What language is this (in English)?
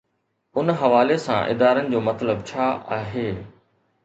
Sindhi